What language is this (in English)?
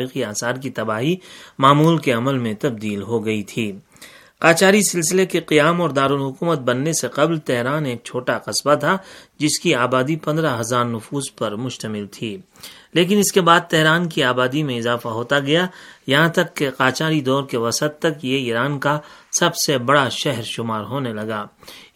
Urdu